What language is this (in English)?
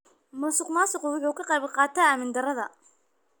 Somali